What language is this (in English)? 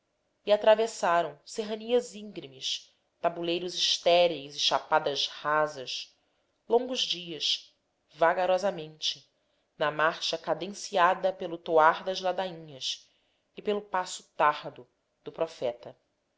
Portuguese